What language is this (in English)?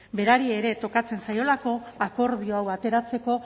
Basque